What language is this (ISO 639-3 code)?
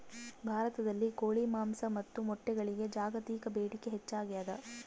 kan